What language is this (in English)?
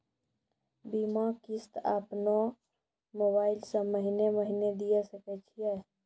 Maithili